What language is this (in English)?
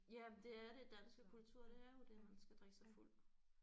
Danish